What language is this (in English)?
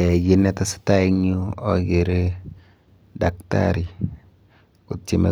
Kalenjin